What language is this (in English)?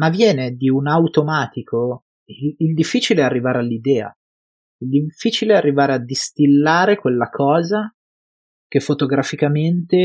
Italian